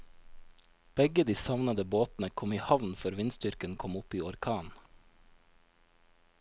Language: Norwegian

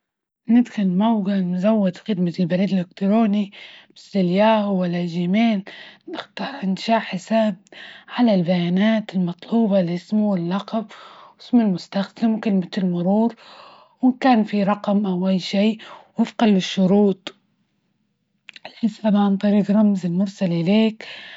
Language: Libyan Arabic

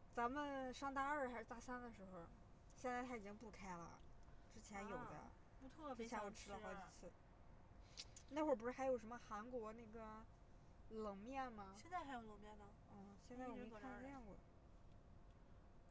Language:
Chinese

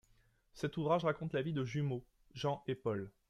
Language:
French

